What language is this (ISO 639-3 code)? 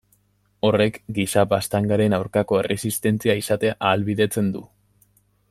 eus